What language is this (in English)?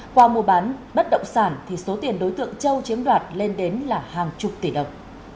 Vietnamese